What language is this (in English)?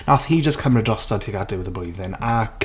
Welsh